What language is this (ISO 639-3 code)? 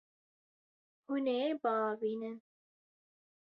kur